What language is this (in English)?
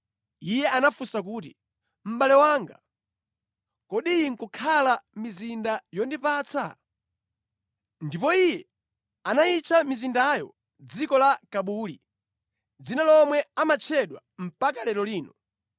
Nyanja